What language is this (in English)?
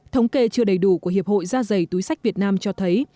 Vietnamese